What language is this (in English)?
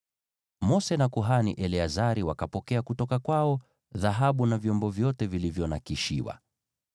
Swahili